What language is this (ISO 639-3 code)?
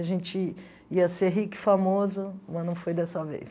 por